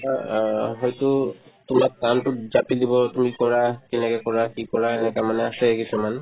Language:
Assamese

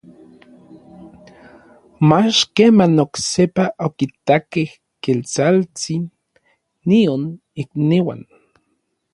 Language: Orizaba Nahuatl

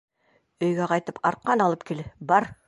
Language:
Bashkir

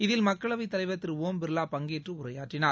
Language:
Tamil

